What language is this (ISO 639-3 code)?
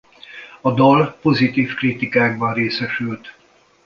hun